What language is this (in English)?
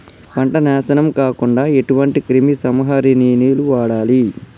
Telugu